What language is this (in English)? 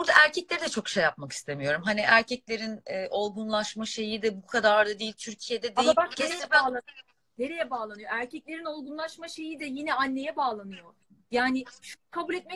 Turkish